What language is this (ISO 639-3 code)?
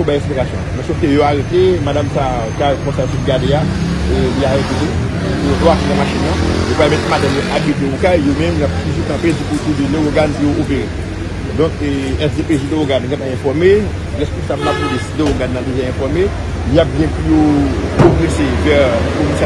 fra